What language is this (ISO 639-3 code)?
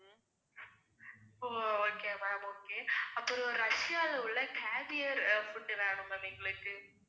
tam